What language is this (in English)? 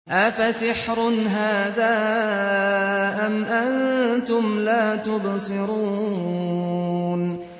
Arabic